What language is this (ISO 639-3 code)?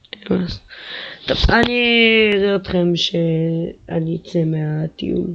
heb